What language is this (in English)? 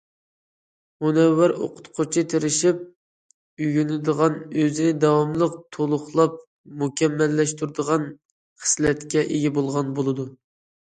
Uyghur